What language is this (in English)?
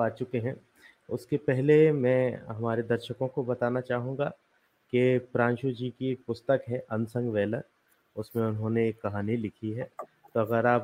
Hindi